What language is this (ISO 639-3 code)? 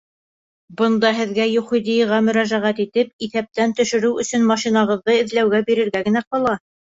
bak